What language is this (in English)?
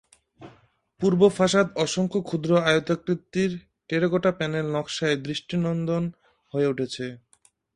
Bangla